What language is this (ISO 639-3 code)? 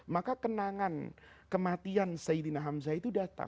ind